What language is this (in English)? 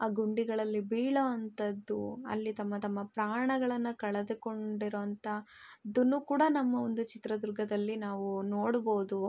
Kannada